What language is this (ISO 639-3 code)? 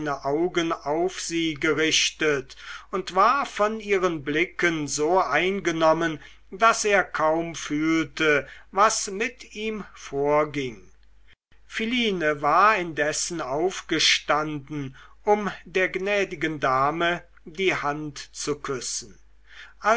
deu